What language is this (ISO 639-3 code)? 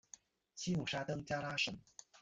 zho